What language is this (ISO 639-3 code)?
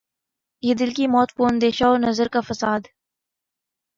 urd